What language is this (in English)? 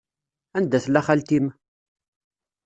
Kabyle